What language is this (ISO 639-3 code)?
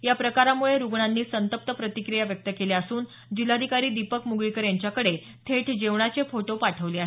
mar